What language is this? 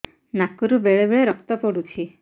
Odia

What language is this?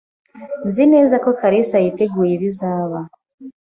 Kinyarwanda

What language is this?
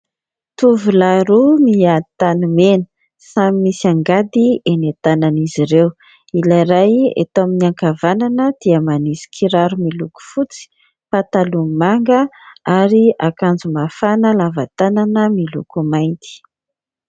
Malagasy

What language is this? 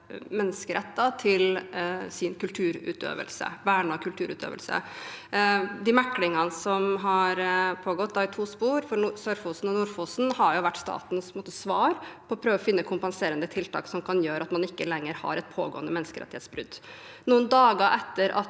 Norwegian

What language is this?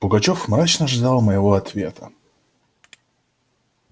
Russian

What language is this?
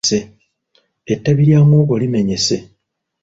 Ganda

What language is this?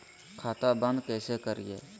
Magahi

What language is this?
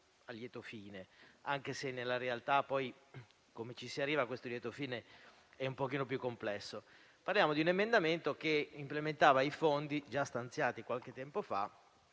Italian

